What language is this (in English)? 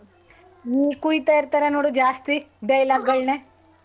Kannada